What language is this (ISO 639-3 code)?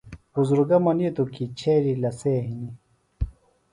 phl